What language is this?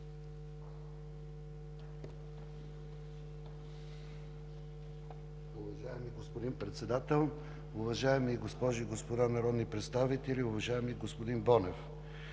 Bulgarian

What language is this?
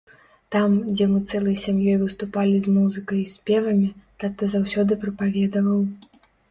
Belarusian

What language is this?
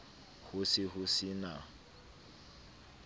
Southern Sotho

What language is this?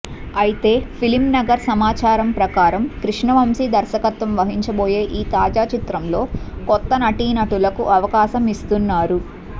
Telugu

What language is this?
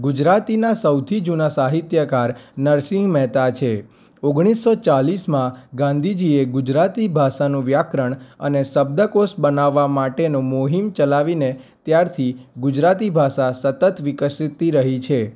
Gujarati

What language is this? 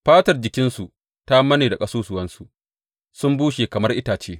Hausa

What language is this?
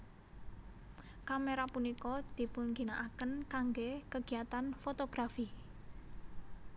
Javanese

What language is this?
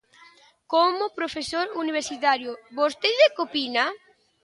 Galician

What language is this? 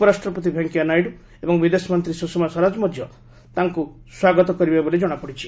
Odia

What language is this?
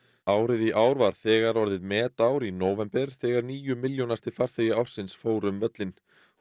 Icelandic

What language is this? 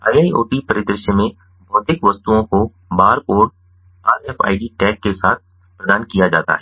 Hindi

